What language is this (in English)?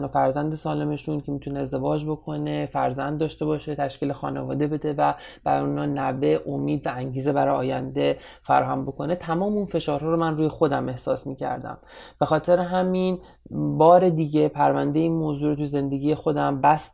Persian